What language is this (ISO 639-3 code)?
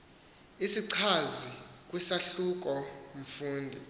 xho